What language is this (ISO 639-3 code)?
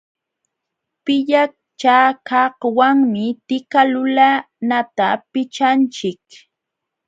qxw